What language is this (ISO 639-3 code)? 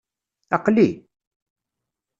kab